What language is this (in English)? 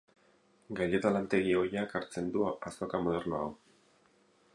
Basque